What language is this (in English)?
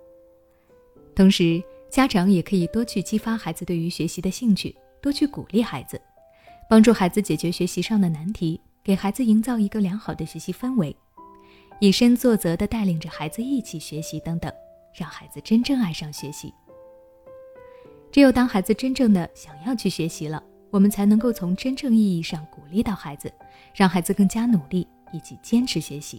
Chinese